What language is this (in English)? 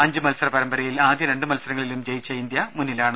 Malayalam